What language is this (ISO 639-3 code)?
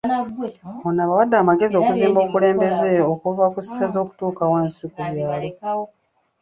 lug